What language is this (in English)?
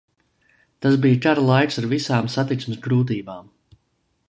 Latvian